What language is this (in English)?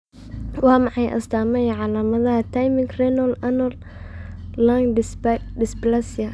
Somali